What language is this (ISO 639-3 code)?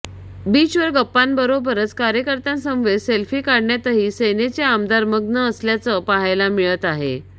mar